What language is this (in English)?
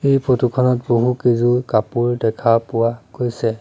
Assamese